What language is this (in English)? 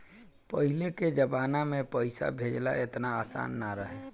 Bhojpuri